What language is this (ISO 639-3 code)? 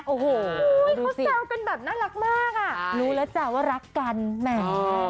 tha